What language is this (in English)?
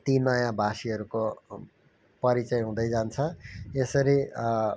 Nepali